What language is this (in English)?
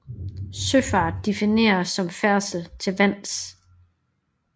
Danish